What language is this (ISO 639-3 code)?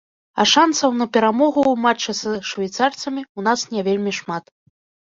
bel